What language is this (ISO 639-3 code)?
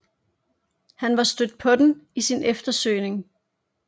dan